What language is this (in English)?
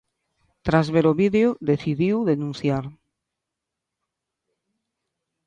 Galician